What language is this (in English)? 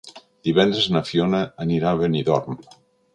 Catalan